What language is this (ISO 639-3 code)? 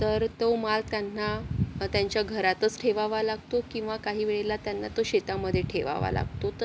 mar